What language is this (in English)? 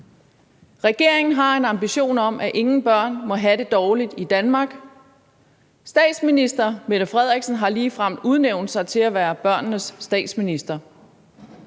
Danish